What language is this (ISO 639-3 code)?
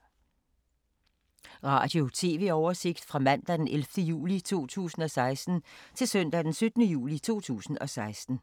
dan